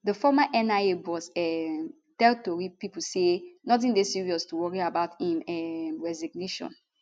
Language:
Nigerian Pidgin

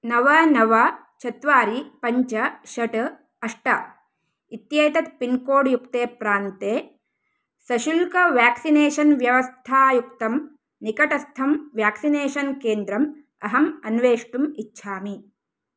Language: Sanskrit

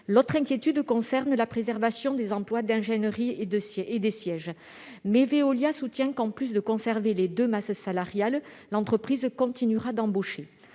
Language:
French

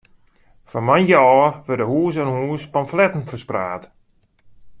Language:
Western Frisian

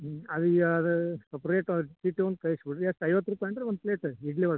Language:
Kannada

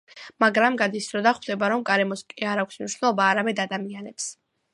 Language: Georgian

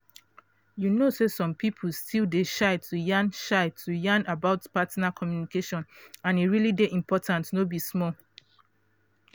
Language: Nigerian Pidgin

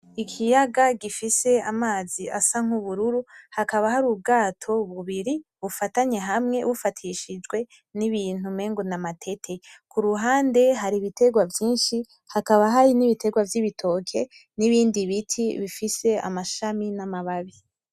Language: Rundi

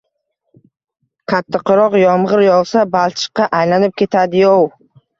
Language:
Uzbek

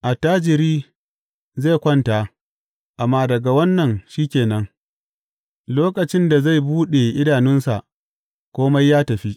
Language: Hausa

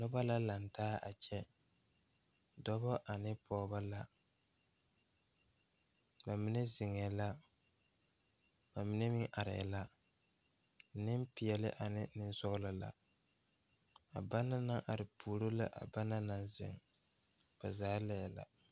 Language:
Southern Dagaare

